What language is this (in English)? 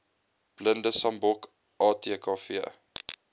Afrikaans